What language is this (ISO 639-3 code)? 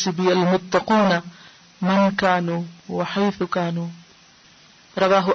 urd